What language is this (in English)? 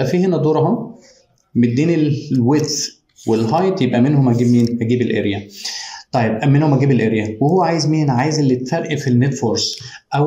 Arabic